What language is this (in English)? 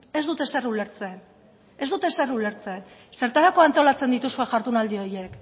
Basque